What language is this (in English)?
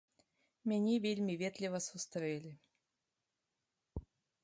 Belarusian